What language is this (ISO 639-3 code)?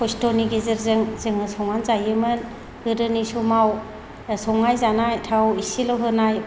brx